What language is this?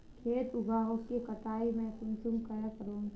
Magahi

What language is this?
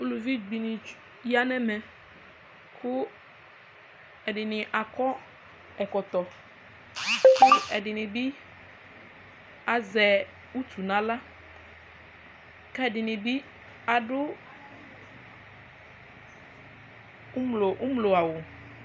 Ikposo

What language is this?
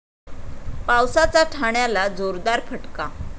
Marathi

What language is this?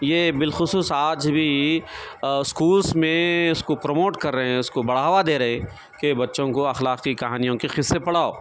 Urdu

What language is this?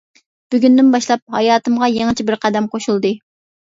Uyghur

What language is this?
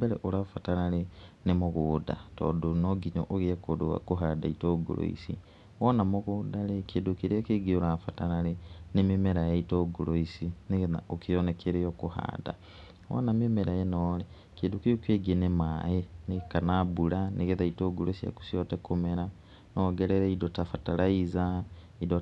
Kikuyu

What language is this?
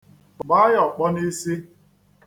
Igbo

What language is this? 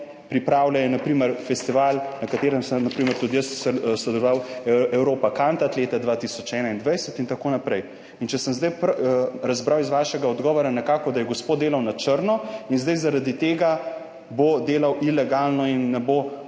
Slovenian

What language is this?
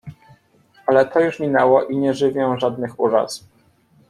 Polish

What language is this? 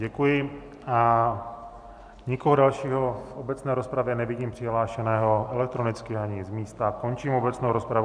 Czech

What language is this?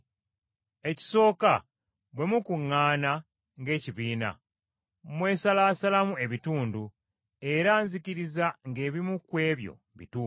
Ganda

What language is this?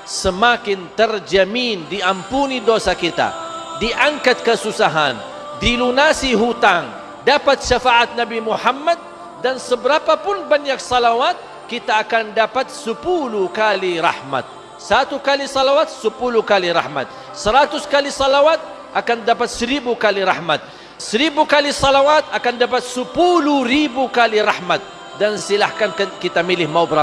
Malay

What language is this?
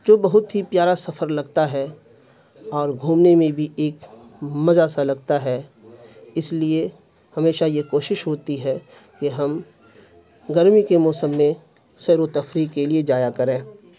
Urdu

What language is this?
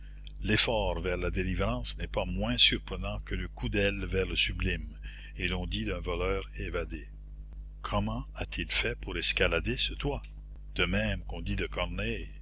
French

